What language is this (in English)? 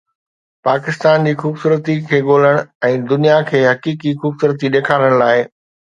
Sindhi